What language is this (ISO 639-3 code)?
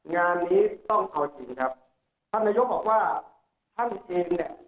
tha